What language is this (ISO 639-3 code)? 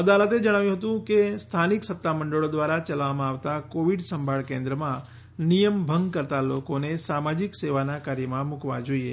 guj